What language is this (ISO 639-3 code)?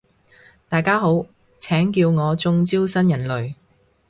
yue